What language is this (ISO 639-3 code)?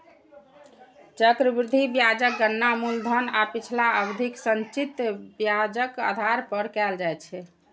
mai